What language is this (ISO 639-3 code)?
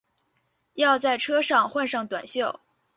zho